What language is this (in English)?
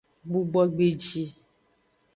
Aja (Benin)